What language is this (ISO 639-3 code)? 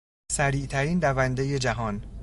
fas